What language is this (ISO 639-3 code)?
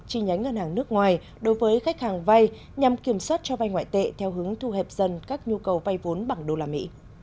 vie